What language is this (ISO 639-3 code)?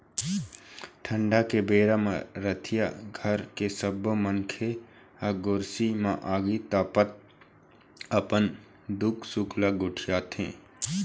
hne